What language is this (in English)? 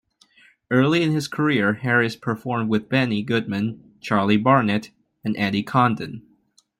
English